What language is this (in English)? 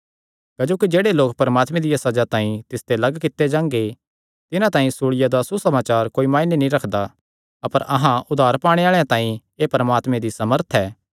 Kangri